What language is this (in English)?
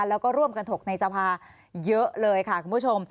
Thai